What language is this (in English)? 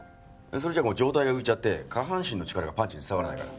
Japanese